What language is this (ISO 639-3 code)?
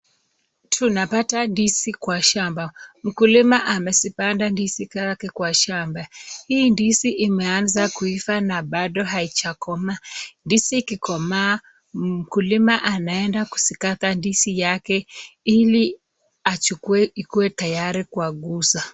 swa